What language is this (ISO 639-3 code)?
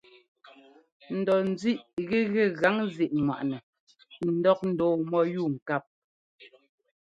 jgo